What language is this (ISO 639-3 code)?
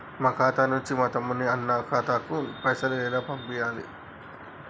tel